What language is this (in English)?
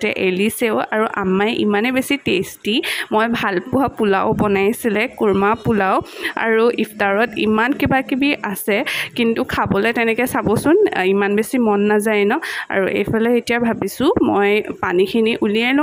English